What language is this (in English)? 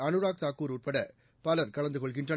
Tamil